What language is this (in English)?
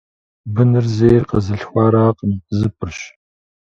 Kabardian